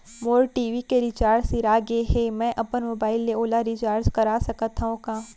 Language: Chhattisgarhi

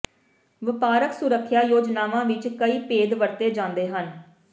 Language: Punjabi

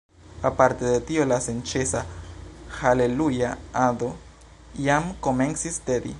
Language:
Esperanto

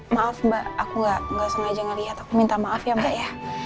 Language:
Indonesian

